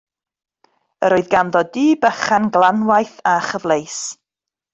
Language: Welsh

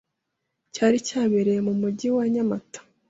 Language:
Kinyarwanda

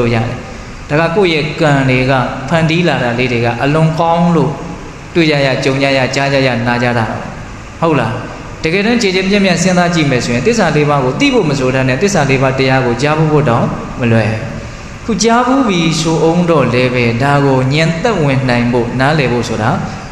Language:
Vietnamese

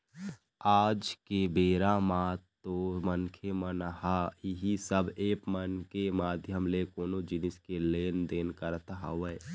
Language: Chhattisgarhi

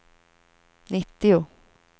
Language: Swedish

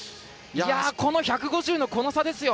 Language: Japanese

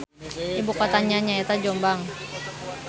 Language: Sundanese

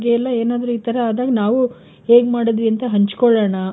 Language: Kannada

